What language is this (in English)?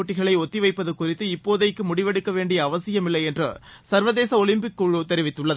Tamil